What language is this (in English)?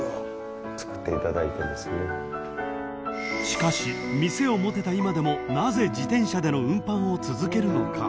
Japanese